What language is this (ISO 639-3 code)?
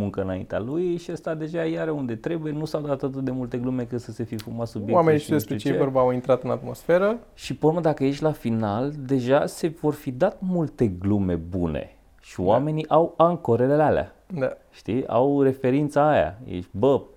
ron